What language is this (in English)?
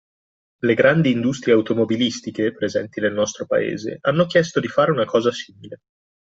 Italian